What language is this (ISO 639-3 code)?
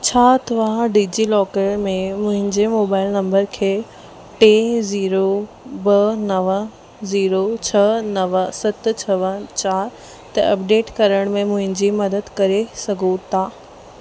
snd